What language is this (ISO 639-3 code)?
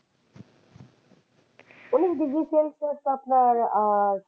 ben